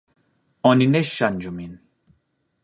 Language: Esperanto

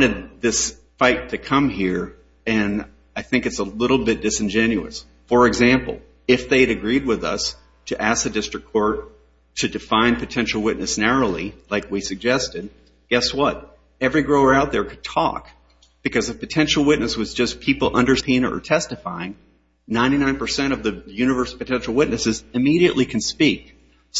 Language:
English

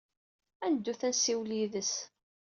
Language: Kabyle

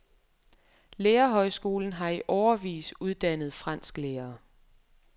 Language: Danish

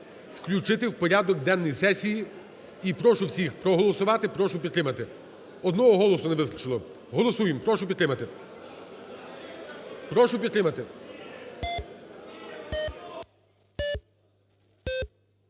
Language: Ukrainian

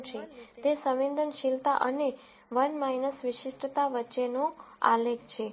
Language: Gujarati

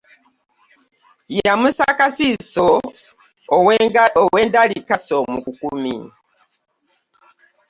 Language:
Ganda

